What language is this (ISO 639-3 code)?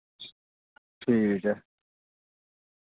doi